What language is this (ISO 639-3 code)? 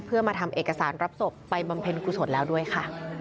tha